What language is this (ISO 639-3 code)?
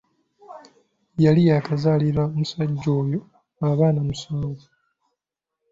lug